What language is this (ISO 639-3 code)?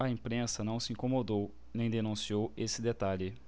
por